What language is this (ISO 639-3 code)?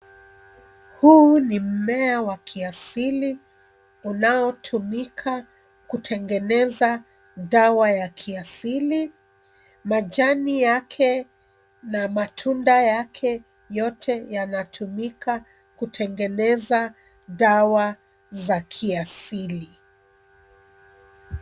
swa